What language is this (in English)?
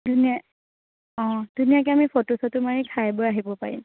Assamese